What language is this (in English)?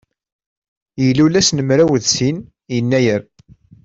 Kabyle